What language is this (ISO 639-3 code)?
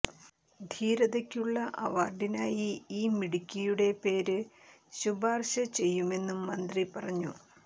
mal